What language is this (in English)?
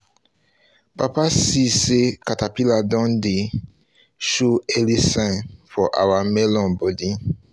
Nigerian Pidgin